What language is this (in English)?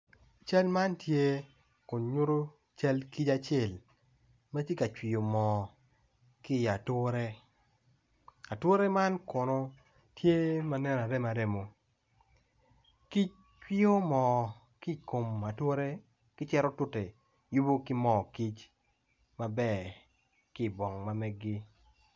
Acoli